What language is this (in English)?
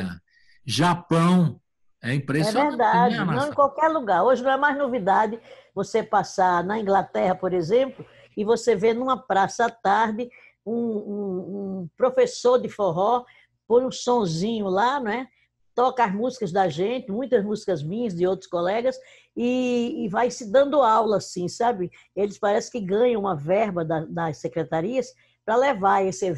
Portuguese